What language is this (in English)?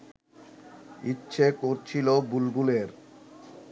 Bangla